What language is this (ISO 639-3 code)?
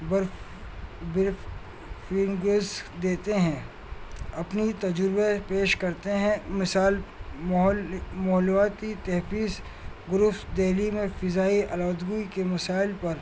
urd